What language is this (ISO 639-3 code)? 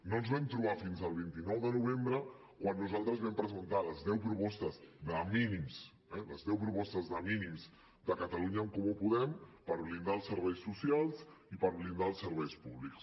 cat